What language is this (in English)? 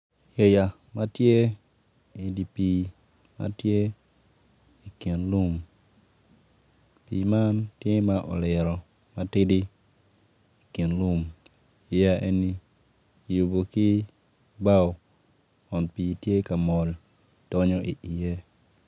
Acoli